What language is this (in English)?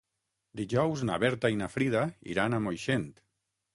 Catalan